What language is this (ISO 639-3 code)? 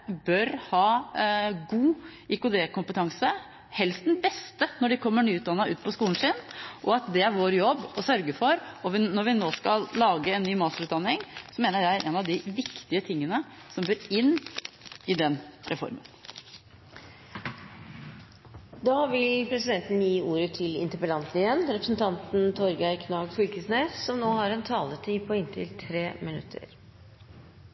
nor